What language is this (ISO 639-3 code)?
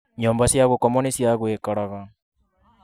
kik